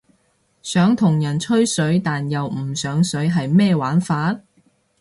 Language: Cantonese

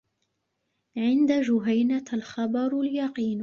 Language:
Arabic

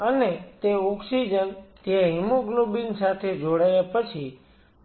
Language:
Gujarati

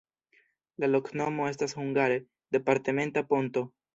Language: Esperanto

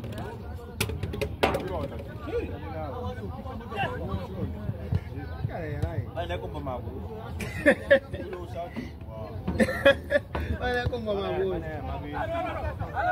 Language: Arabic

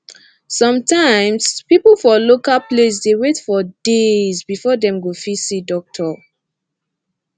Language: Nigerian Pidgin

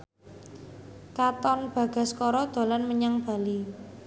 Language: Javanese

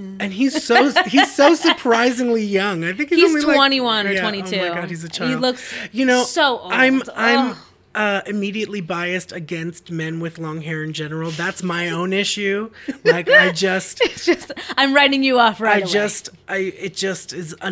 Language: English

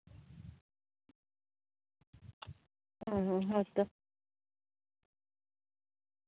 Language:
Santali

